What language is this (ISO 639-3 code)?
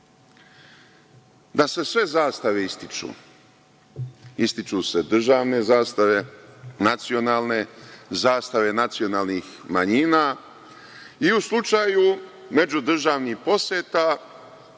srp